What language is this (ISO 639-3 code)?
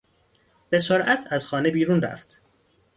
fas